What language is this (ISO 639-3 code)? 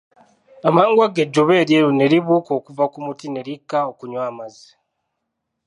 lug